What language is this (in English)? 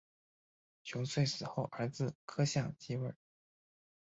Chinese